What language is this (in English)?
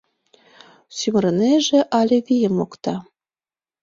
Mari